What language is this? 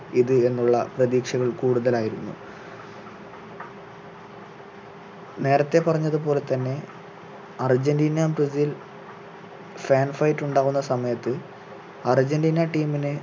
Malayalam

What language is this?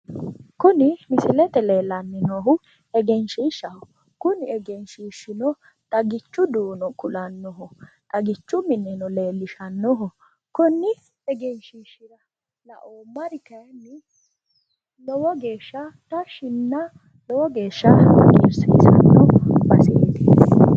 Sidamo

